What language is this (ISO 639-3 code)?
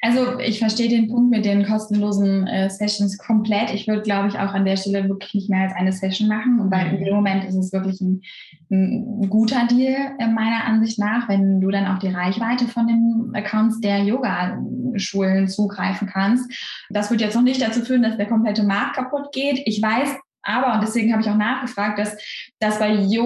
deu